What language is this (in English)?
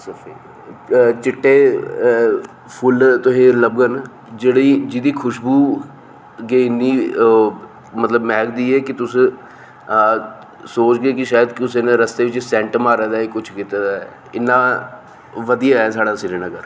Dogri